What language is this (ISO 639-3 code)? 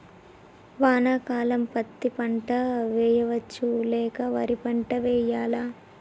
tel